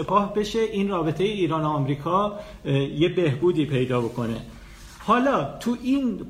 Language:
Persian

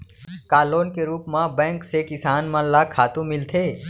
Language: Chhattisgarhi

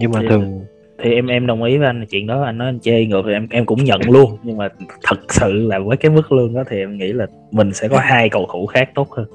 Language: Vietnamese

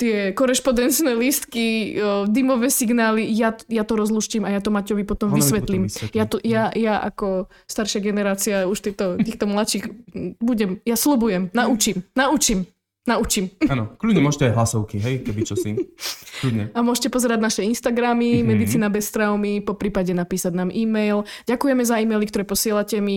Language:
Slovak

